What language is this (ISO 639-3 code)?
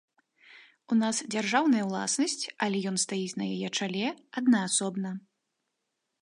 bel